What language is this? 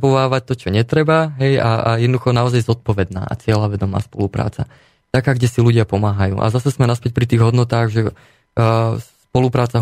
Slovak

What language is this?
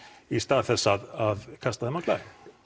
Icelandic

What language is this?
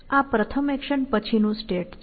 Gujarati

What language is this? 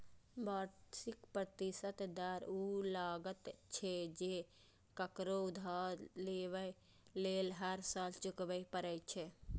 Maithili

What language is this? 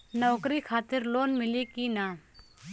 Bhojpuri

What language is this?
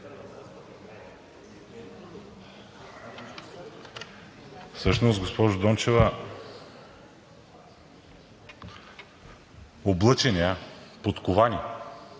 Bulgarian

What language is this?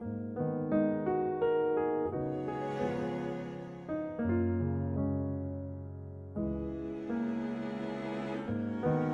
English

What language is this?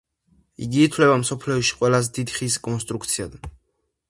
Georgian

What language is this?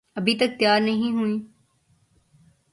Urdu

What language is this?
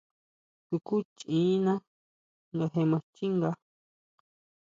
Huautla Mazatec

